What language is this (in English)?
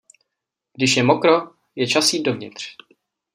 Czech